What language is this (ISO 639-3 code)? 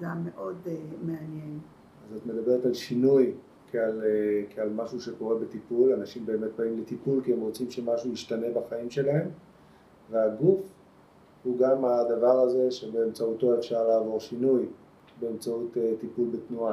heb